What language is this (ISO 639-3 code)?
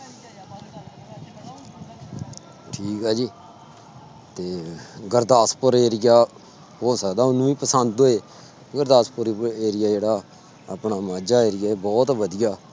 pan